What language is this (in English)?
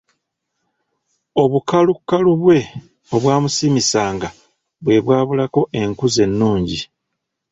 Ganda